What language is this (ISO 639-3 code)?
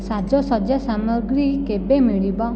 ori